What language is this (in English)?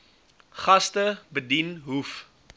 Afrikaans